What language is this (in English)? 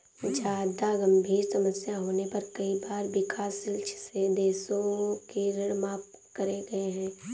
Hindi